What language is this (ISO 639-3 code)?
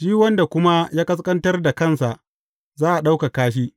hau